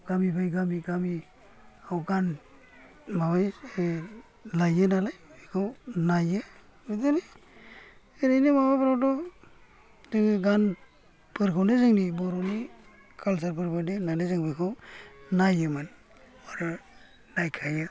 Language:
Bodo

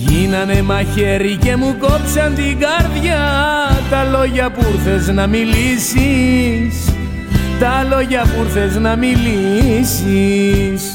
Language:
Greek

